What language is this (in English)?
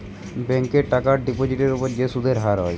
Bangla